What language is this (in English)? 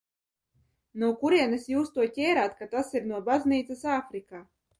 Latvian